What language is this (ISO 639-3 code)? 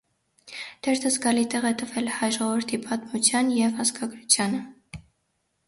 hye